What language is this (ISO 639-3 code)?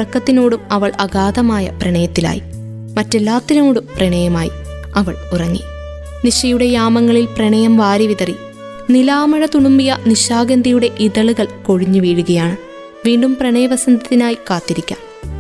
mal